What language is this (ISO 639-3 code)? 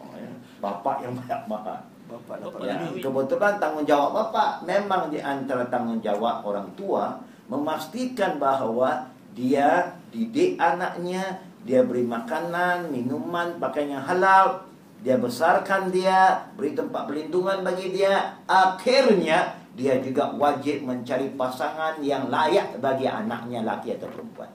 msa